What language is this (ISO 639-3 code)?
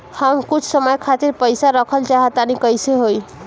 bho